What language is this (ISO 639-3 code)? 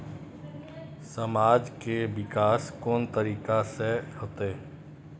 mai